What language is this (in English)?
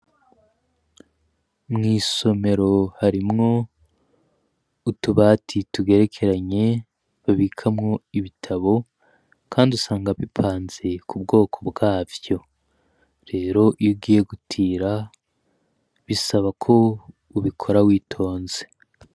Rundi